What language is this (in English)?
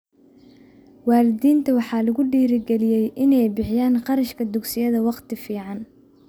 Somali